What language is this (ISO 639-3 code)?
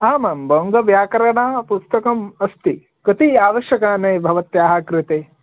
san